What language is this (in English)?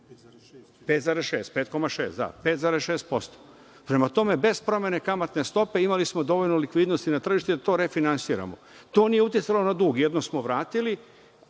Serbian